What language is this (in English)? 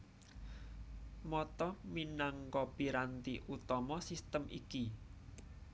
Javanese